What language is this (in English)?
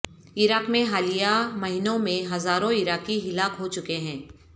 Urdu